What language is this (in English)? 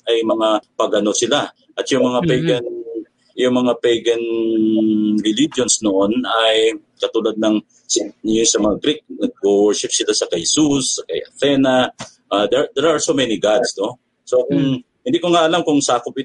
Filipino